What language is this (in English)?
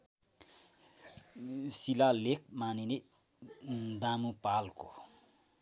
Nepali